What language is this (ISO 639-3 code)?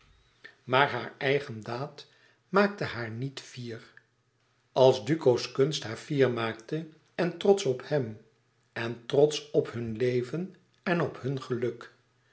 nld